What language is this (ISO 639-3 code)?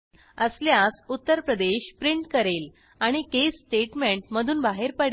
mar